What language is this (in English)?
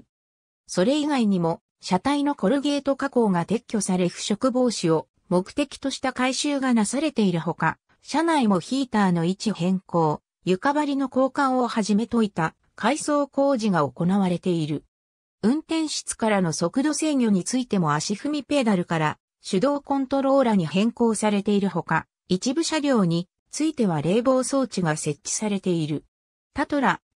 Japanese